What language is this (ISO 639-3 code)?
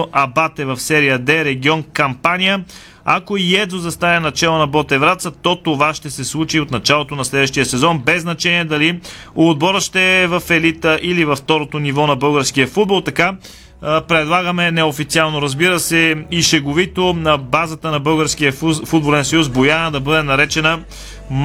bul